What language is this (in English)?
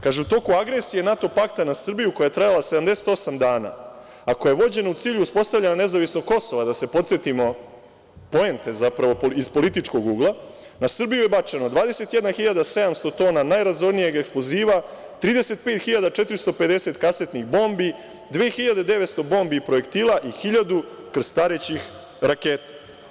Serbian